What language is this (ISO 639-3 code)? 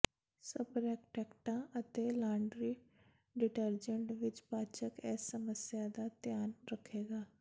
pan